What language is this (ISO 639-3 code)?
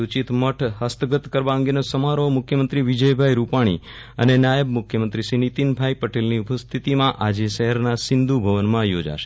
guj